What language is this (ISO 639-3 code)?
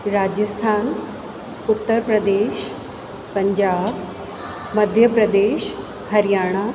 snd